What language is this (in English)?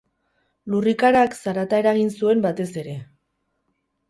Basque